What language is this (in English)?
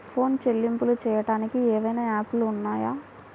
Telugu